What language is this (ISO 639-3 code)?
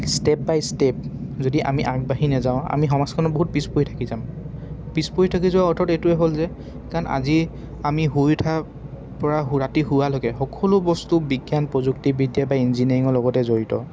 asm